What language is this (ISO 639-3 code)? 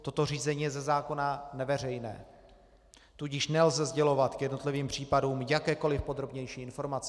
ces